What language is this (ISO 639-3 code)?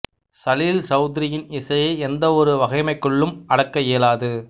tam